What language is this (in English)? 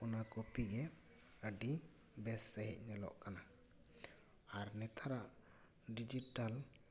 Santali